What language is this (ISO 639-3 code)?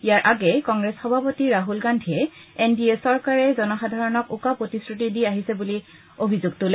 asm